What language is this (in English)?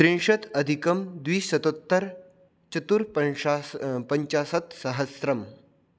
Sanskrit